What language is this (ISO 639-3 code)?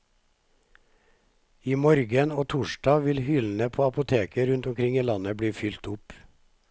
nor